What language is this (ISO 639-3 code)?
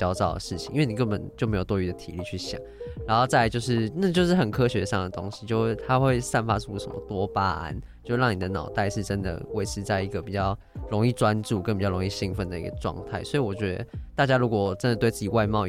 zho